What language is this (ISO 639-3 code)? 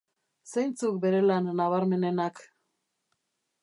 eus